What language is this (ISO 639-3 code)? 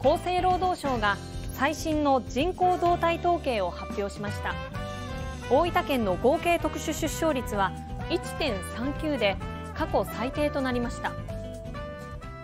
jpn